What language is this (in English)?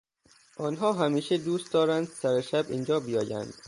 Persian